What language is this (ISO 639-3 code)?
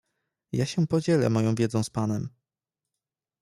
pol